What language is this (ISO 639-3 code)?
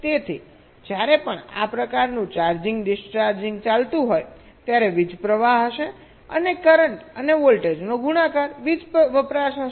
guj